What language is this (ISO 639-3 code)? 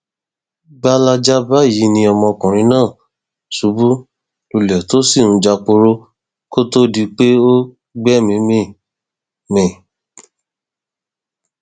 yor